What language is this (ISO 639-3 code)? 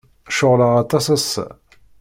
kab